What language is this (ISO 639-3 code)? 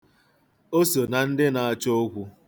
ibo